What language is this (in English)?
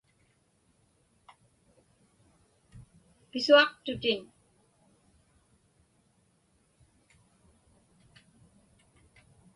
Inupiaq